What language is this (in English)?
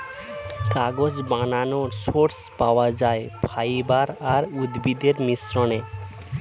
Bangla